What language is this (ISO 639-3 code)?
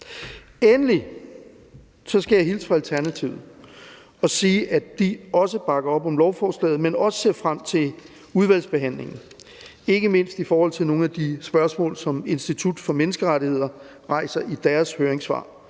dan